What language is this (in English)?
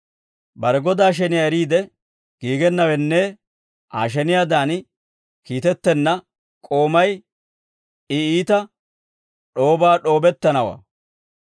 Dawro